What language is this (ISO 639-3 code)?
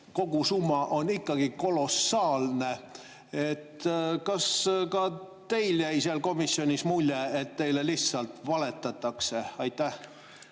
est